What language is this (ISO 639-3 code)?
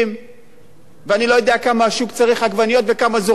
heb